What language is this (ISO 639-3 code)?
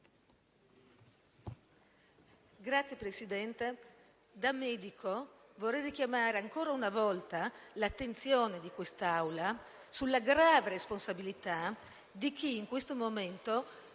ita